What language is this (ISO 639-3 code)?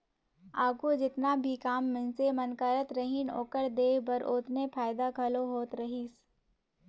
hne